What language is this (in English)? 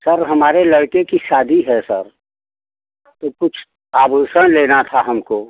Hindi